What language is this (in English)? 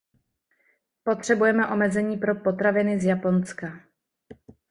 Czech